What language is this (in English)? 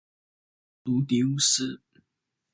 Chinese